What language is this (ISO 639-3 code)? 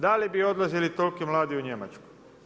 hrv